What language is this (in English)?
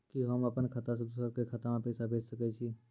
Maithili